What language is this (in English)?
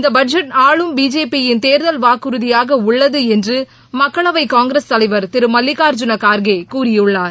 Tamil